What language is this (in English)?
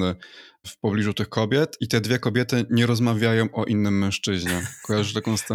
Polish